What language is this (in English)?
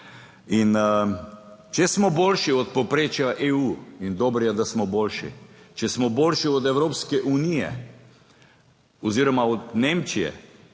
Slovenian